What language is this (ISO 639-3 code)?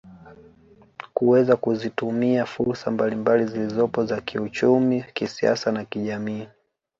swa